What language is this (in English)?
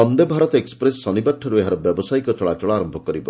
Odia